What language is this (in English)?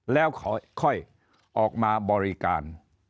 Thai